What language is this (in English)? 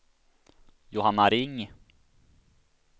Swedish